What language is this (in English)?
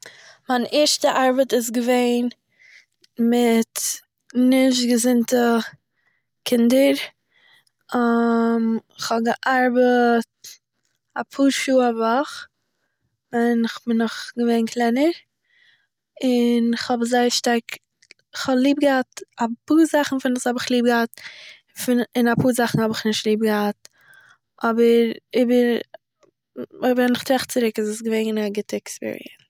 Yiddish